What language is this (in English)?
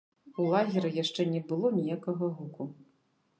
Belarusian